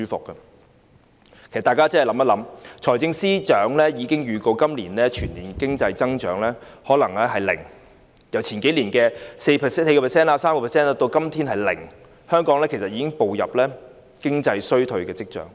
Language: Cantonese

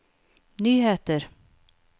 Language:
Norwegian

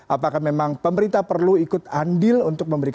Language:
Indonesian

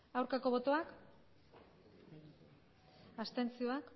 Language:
Basque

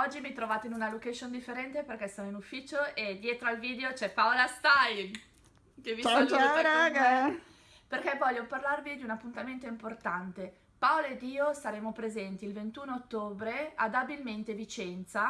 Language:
Italian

